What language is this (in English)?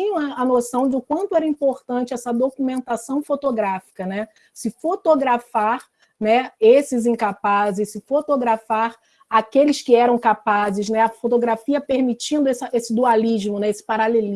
Portuguese